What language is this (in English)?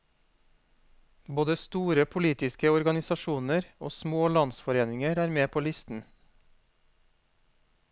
Norwegian